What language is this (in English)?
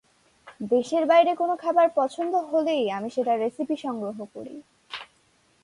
Bangla